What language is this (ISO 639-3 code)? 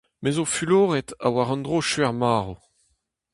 bre